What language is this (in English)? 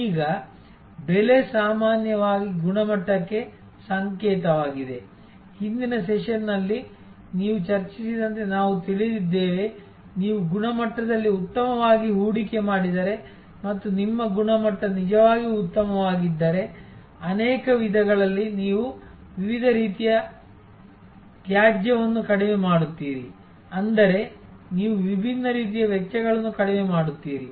Kannada